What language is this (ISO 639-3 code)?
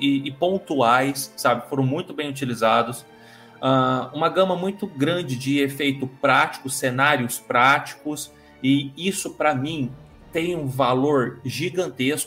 por